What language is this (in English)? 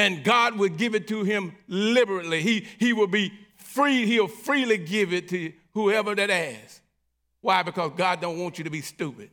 English